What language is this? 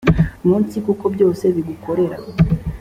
Kinyarwanda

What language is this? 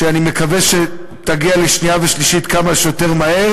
Hebrew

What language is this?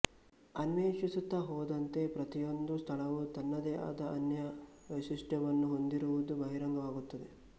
Kannada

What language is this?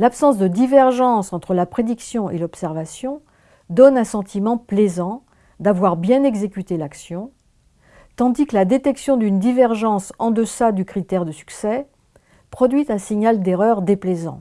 French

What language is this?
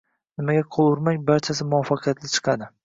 Uzbek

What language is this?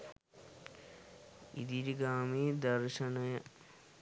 Sinhala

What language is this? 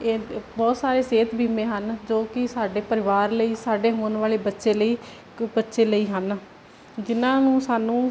Punjabi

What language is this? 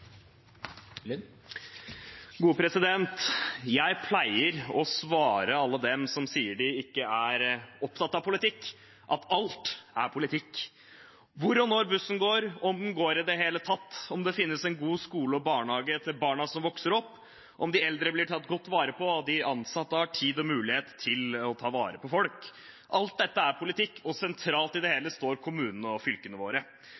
Norwegian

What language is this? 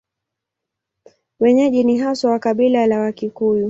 Swahili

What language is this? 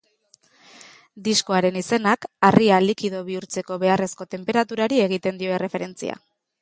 Basque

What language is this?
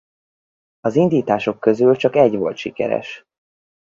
Hungarian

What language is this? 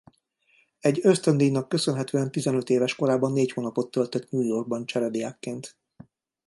Hungarian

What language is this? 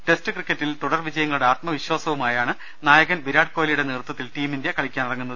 Malayalam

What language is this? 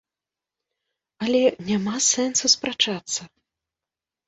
Belarusian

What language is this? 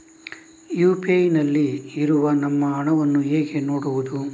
Kannada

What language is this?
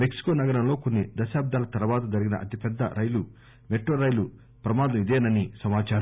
Telugu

